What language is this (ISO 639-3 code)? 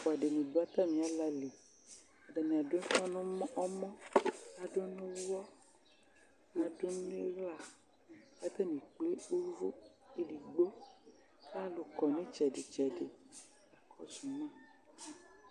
kpo